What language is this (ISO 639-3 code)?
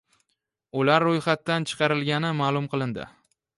uzb